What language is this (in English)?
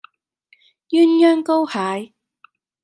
Cantonese